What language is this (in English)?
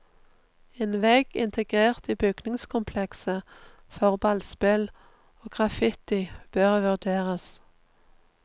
Norwegian